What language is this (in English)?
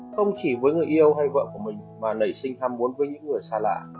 Vietnamese